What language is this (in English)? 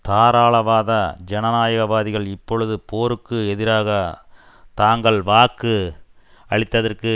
Tamil